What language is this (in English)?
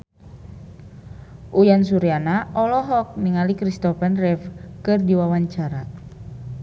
Sundanese